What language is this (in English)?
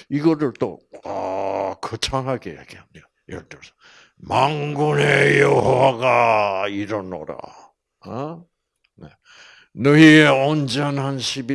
Korean